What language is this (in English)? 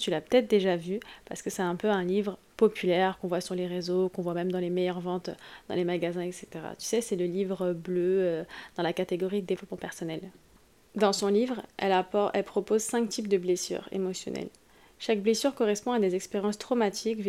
French